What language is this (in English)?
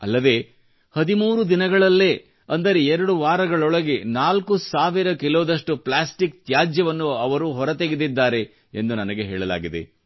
Kannada